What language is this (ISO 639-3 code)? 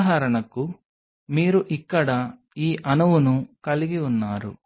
tel